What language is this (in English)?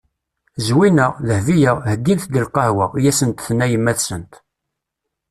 Kabyle